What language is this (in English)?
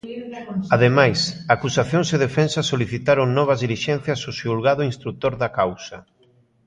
Galician